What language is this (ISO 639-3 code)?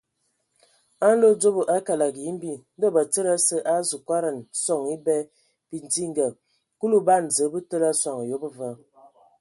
ewo